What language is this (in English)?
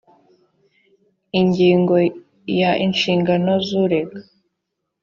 Kinyarwanda